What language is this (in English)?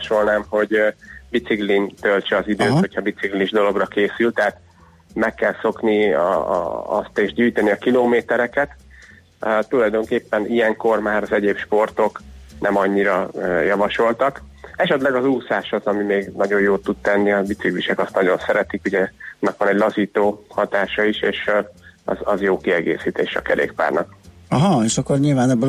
Hungarian